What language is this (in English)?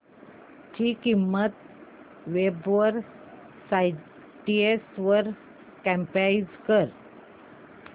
Marathi